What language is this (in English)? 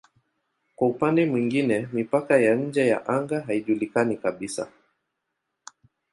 Swahili